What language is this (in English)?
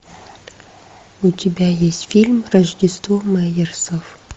Russian